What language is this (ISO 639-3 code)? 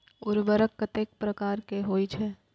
mai